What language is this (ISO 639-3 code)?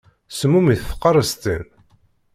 kab